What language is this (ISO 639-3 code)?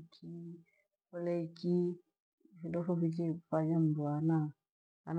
gwe